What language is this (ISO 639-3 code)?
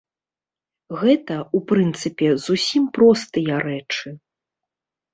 bel